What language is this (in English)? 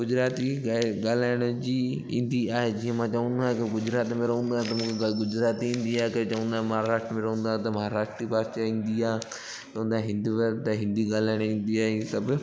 Sindhi